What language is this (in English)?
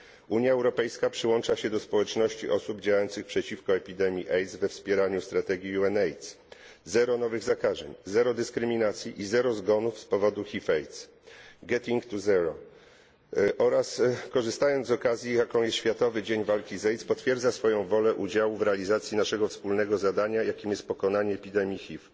Polish